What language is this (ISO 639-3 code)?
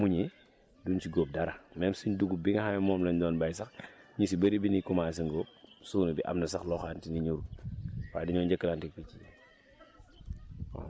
wol